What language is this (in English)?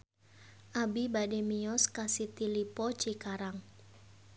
Sundanese